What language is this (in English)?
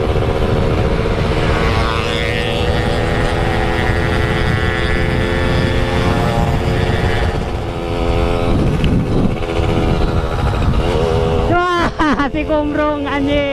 Indonesian